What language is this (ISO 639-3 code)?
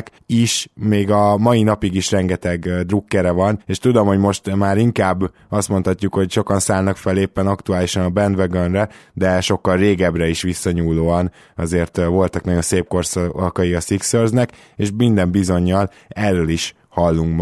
hun